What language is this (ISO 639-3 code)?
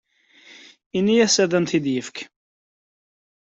kab